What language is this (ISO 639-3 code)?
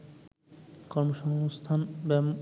ben